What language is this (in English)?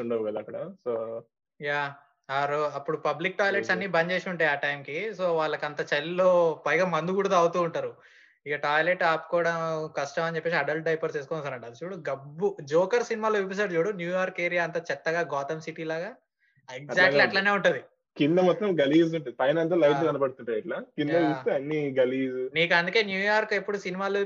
Telugu